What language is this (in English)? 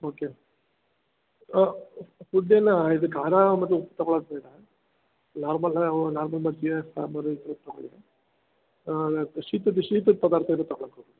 Kannada